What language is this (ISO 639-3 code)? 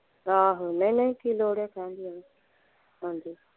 pan